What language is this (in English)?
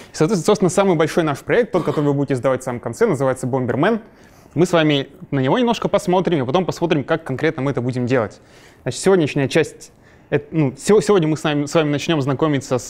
Russian